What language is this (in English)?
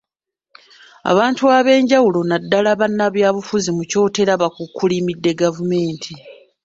Ganda